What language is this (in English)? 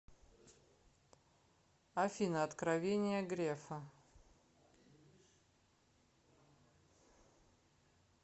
Russian